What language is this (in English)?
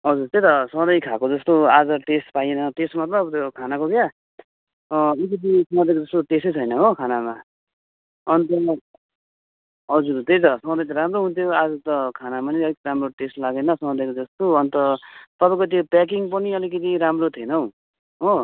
Nepali